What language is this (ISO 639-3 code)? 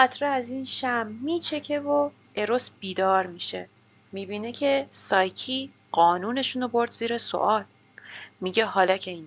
fas